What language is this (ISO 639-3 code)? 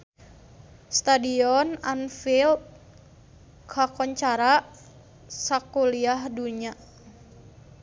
sun